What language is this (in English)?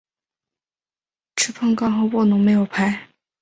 Chinese